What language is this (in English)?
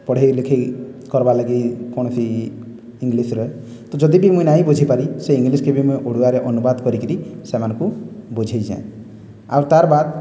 Odia